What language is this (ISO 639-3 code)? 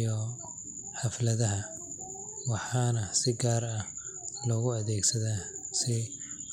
som